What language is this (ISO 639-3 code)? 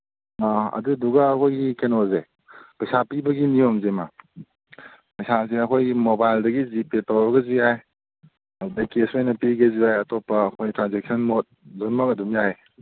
mni